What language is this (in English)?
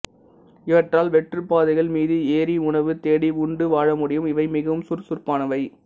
Tamil